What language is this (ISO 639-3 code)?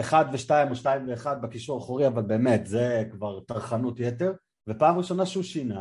heb